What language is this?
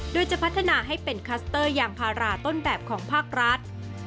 Thai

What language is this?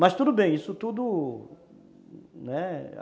Portuguese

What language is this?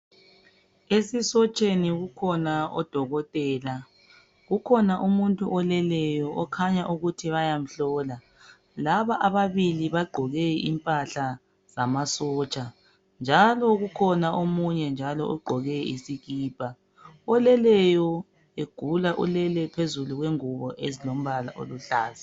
North Ndebele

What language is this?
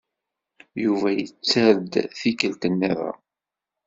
Kabyle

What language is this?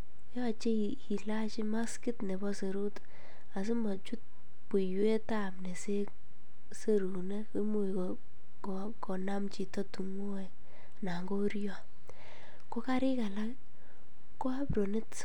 Kalenjin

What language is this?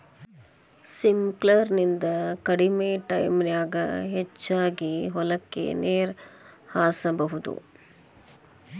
Kannada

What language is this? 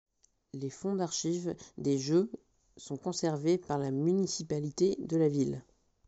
French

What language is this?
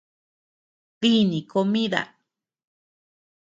Tepeuxila Cuicatec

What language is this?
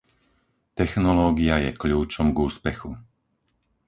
Slovak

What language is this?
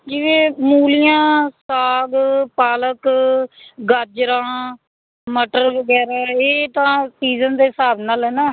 Punjabi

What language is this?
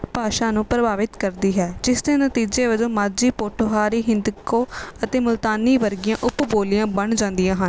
Punjabi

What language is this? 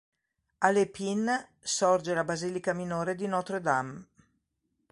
Italian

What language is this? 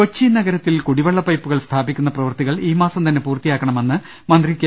Malayalam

